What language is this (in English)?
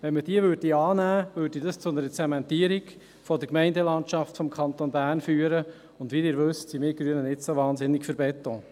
Swiss German